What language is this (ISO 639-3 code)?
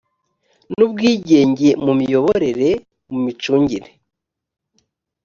kin